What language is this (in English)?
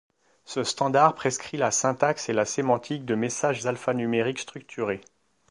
French